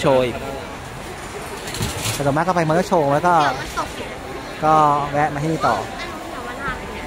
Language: Thai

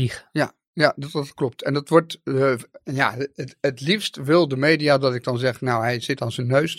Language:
Dutch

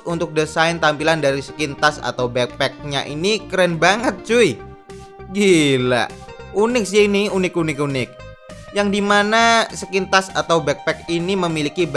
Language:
Indonesian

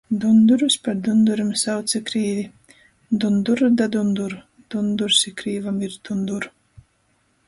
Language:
Latgalian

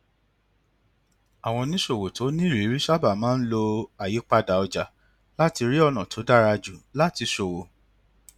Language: Yoruba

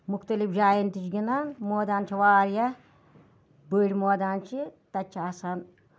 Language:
Kashmiri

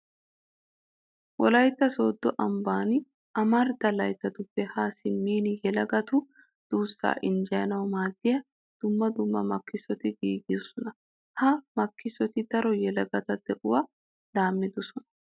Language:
Wolaytta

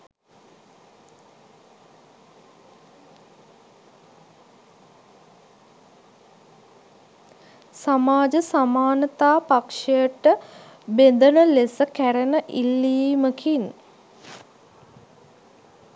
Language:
Sinhala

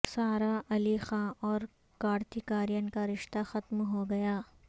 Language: Urdu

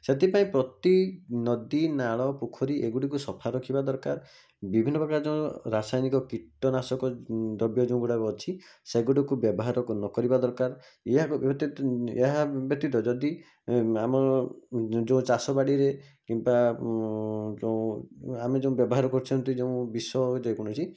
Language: Odia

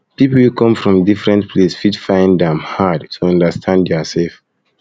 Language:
Nigerian Pidgin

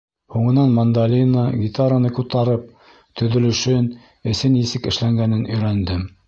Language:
Bashkir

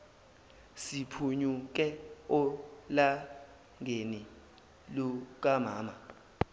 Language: Zulu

